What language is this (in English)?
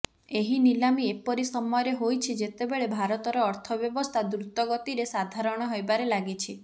Odia